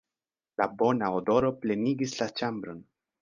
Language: Esperanto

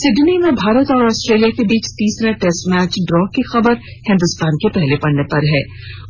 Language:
Hindi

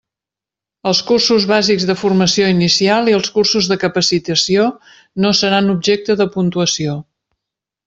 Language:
Catalan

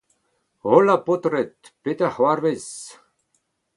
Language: Breton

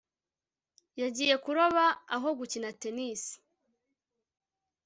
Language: Kinyarwanda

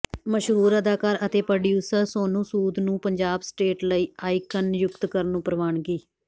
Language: Punjabi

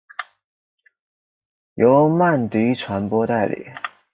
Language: Chinese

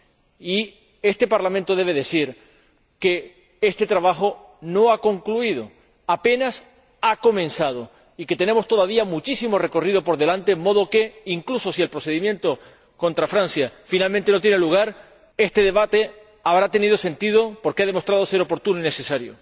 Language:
Spanish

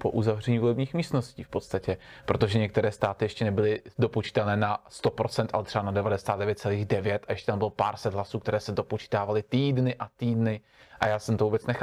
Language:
Czech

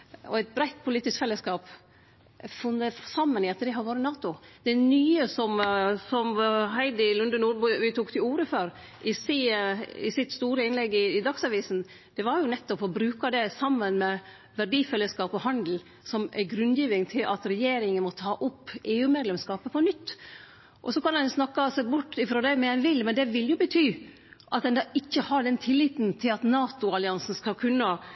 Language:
Norwegian Nynorsk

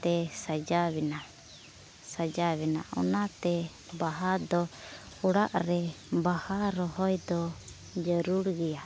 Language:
Santali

